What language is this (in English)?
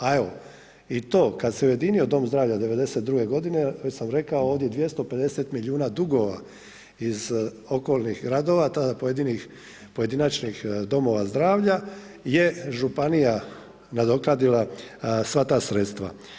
Croatian